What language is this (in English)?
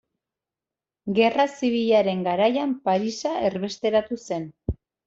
Basque